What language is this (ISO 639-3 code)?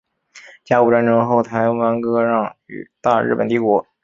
zho